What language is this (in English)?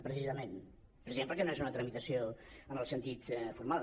Catalan